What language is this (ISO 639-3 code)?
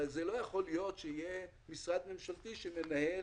heb